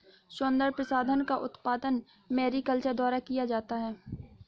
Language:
Hindi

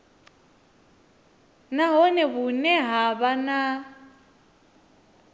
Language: Venda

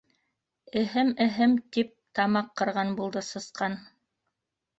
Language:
Bashkir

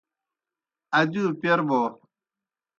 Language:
Kohistani Shina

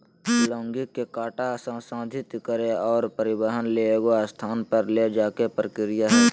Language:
Magahi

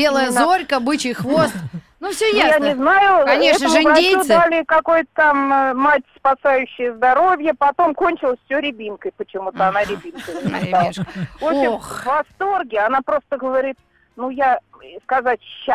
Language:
Russian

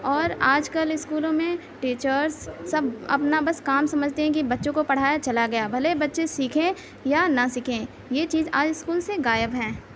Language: Urdu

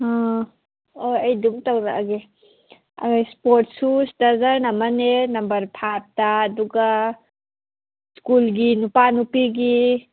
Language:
Manipuri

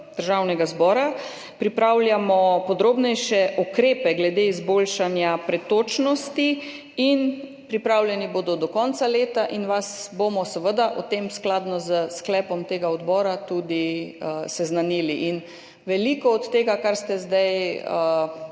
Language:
Slovenian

